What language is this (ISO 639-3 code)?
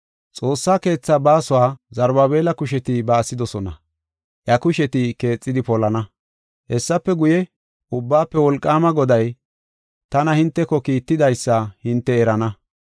gof